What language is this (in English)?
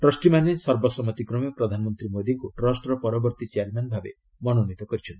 Odia